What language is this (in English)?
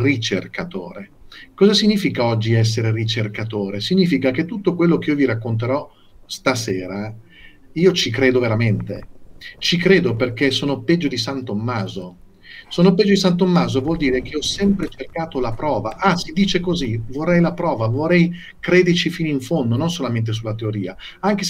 Italian